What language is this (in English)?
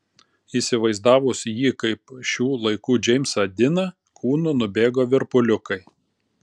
Lithuanian